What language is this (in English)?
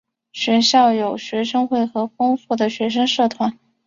Chinese